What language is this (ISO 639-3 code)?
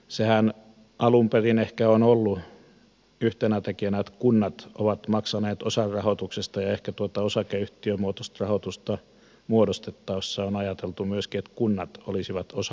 fin